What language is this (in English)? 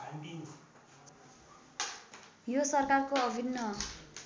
Nepali